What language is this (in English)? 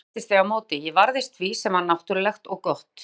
Icelandic